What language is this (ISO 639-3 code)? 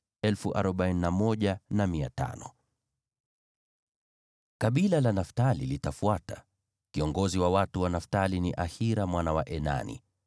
swa